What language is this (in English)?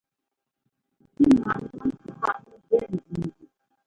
Ngomba